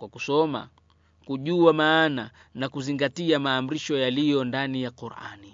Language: Swahili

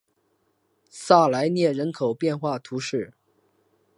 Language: Chinese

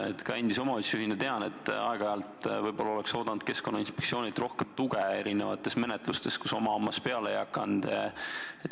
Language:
Estonian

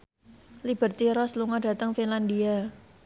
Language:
Javanese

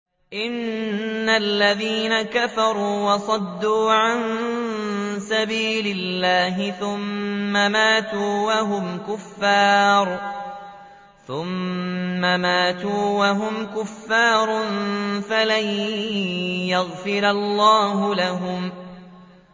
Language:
Arabic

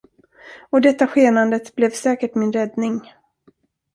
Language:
Swedish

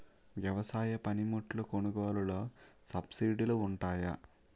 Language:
Telugu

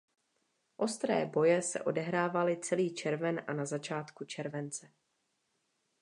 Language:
Czech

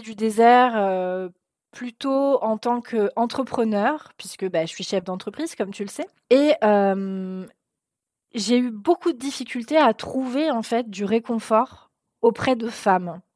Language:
French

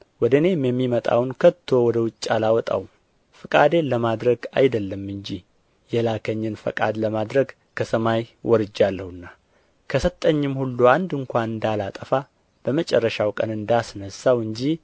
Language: Amharic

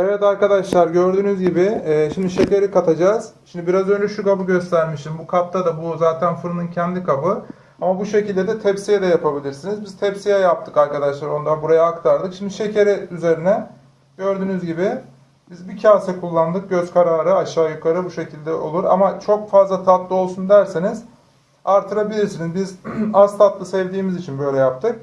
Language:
Turkish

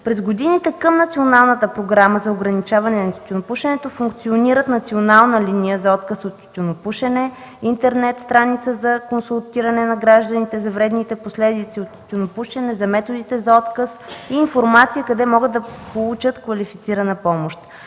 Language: Bulgarian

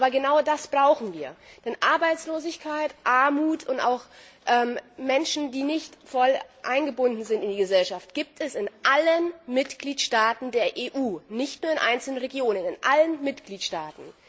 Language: German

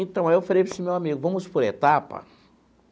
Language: Portuguese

